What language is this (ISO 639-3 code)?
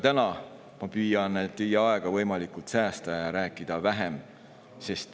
est